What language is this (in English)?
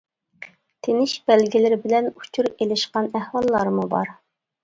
Uyghur